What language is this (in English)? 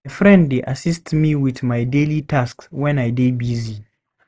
Nigerian Pidgin